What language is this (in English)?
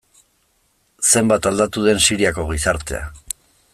Basque